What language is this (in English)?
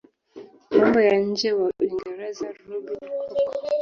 Swahili